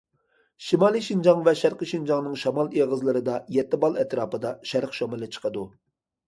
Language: Uyghur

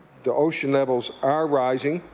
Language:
English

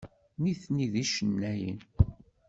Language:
Kabyle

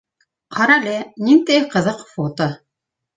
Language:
Bashkir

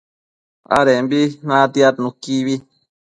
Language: Matsés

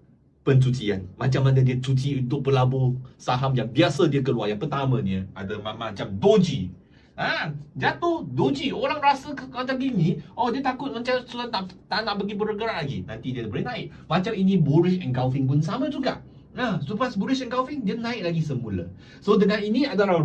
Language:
Malay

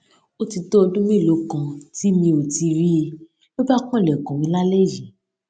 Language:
Yoruba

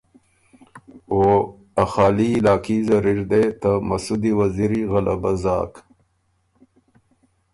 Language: Ormuri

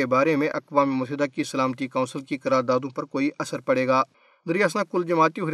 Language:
Urdu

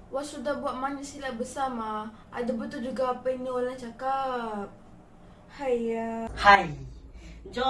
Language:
Malay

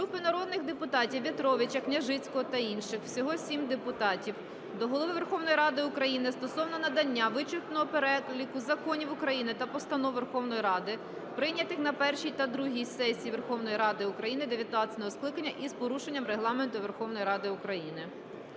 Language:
Ukrainian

